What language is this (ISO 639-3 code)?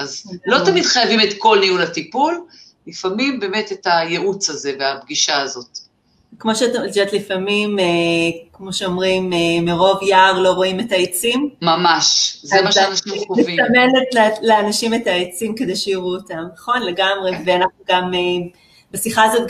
heb